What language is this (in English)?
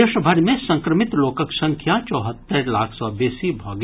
Maithili